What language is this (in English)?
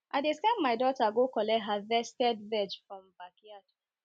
Nigerian Pidgin